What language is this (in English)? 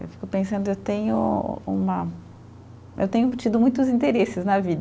Portuguese